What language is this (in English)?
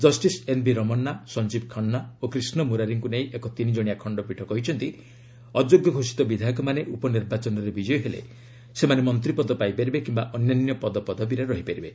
Odia